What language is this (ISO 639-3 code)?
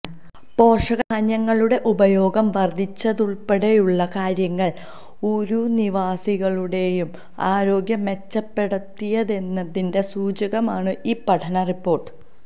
mal